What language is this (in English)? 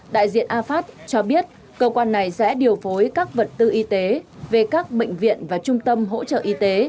Vietnamese